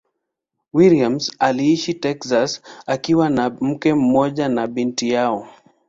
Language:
Swahili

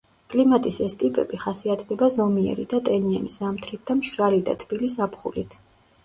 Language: Georgian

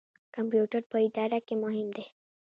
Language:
Pashto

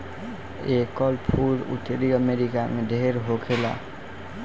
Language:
Bhojpuri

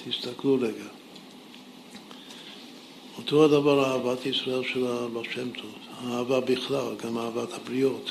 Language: Hebrew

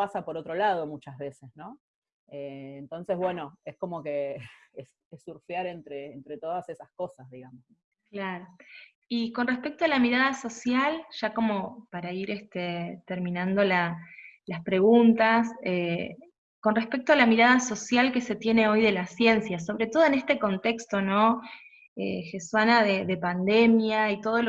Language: Spanish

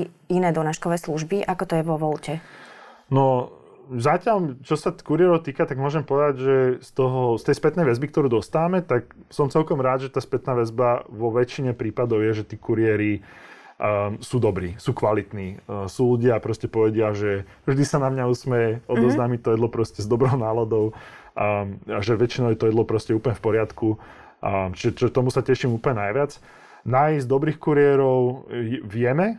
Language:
Slovak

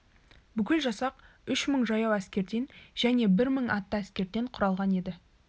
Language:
Kazakh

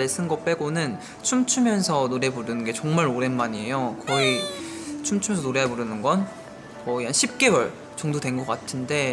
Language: Korean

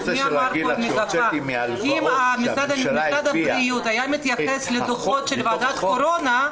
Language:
Hebrew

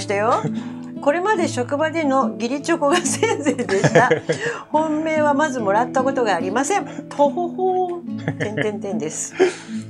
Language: Japanese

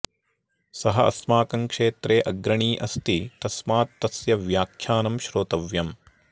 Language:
Sanskrit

